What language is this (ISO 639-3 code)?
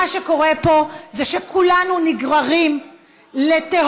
heb